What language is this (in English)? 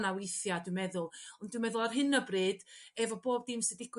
Welsh